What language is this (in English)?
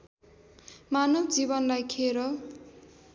Nepali